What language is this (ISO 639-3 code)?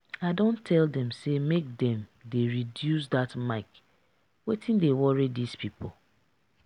pcm